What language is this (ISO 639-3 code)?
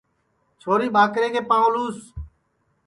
ssi